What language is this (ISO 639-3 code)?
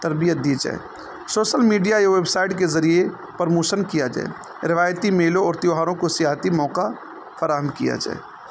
urd